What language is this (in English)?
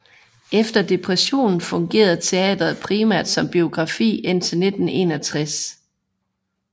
Danish